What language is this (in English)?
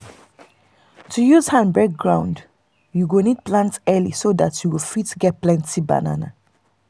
Nigerian Pidgin